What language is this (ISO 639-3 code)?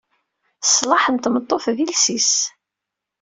kab